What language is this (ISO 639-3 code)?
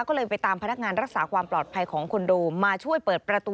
tha